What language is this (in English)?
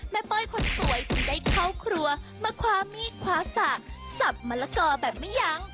Thai